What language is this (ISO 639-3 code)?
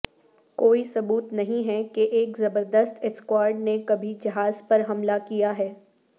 urd